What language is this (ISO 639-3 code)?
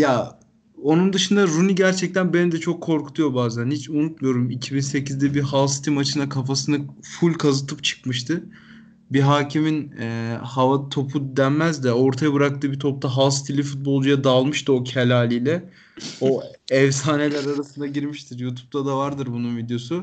tur